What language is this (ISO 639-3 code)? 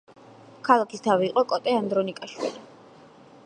kat